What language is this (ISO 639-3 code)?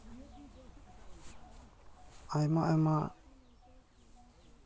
sat